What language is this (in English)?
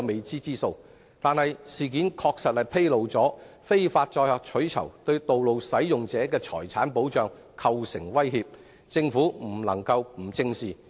Cantonese